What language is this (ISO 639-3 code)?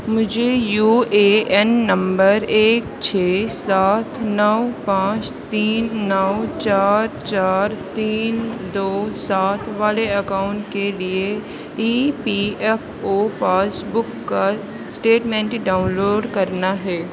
urd